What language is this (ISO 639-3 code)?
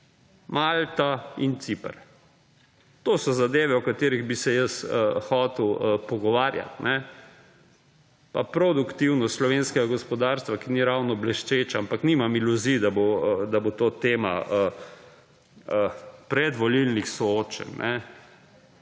slv